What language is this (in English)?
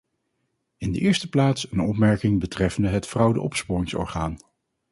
Dutch